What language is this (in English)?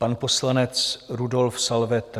Czech